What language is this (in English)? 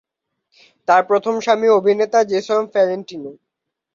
Bangla